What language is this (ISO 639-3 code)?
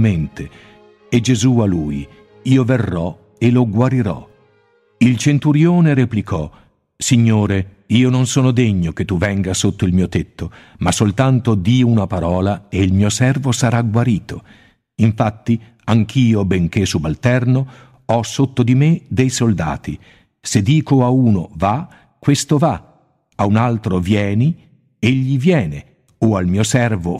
ita